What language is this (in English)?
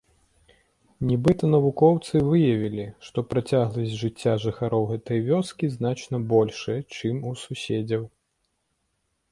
Belarusian